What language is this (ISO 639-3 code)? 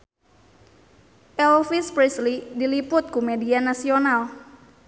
sun